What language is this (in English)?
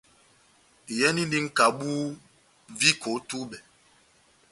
Batanga